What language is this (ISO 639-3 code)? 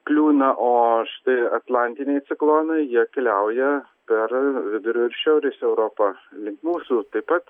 lit